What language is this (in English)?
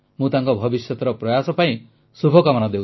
Odia